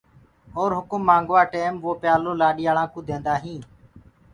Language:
Gurgula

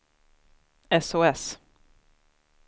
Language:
Swedish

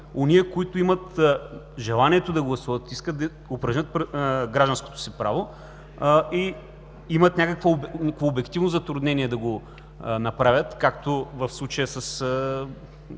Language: Bulgarian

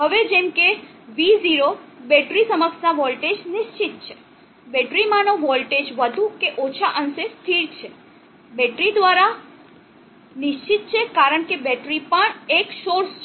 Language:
Gujarati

